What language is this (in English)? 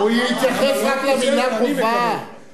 Hebrew